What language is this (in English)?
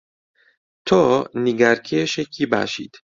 Central Kurdish